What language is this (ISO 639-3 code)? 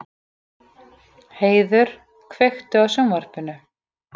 isl